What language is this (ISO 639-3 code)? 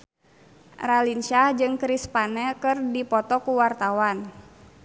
sun